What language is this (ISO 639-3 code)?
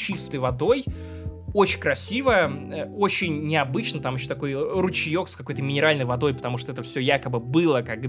rus